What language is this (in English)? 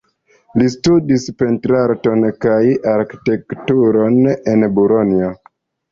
Esperanto